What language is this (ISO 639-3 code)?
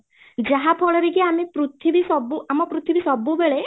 ori